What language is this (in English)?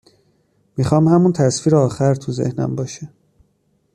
Persian